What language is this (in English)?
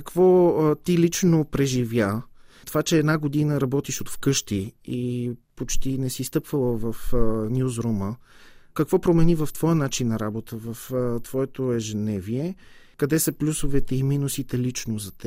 Bulgarian